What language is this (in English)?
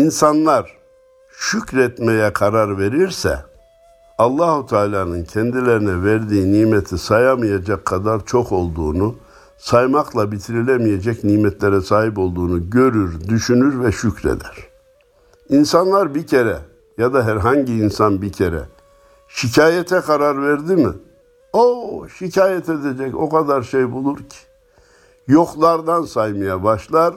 Turkish